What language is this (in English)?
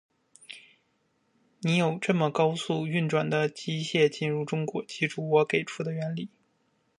Chinese